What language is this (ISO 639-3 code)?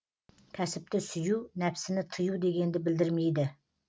kaz